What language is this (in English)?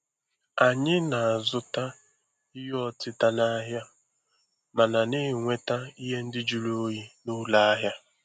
Igbo